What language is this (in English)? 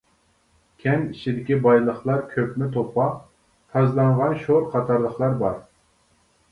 Uyghur